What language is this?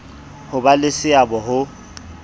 Southern Sotho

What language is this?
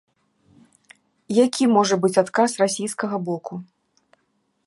Belarusian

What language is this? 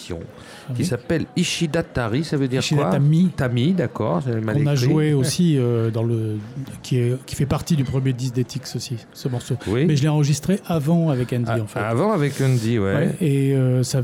French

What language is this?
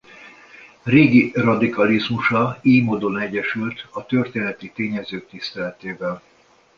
Hungarian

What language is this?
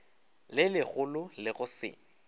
Northern Sotho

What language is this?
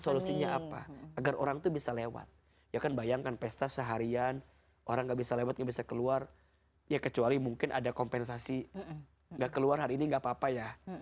Indonesian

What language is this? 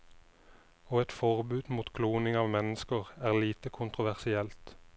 Norwegian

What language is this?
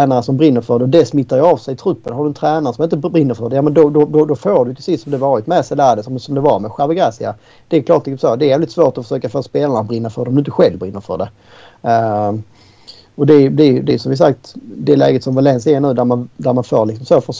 Swedish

